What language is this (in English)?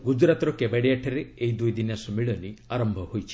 Odia